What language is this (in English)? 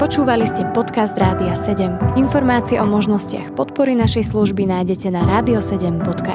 Slovak